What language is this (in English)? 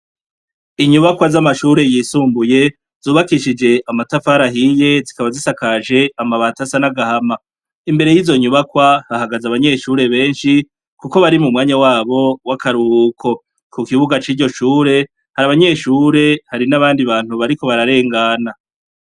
Rundi